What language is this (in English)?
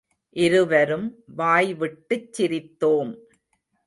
Tamil